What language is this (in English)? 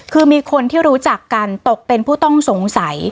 Thai